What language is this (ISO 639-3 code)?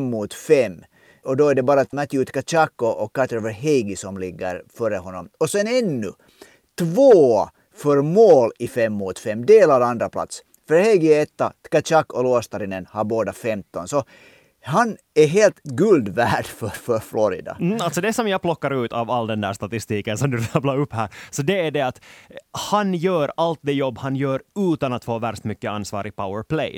swe